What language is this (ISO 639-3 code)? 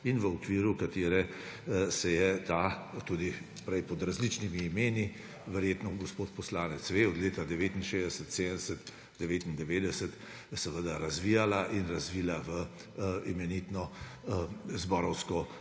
slv